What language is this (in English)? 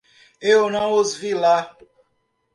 Portuguese